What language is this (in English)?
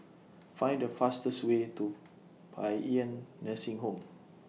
English